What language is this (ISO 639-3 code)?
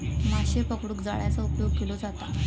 mar